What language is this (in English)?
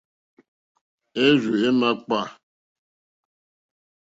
Mokpwe